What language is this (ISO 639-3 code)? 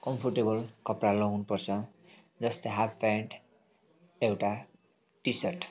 nep